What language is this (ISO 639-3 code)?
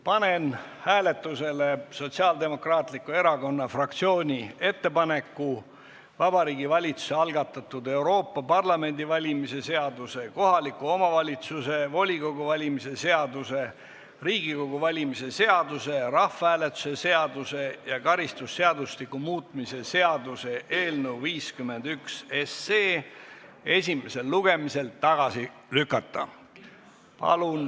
est